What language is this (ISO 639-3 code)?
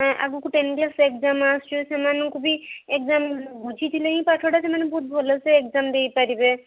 ori